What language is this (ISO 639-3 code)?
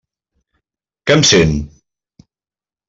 cat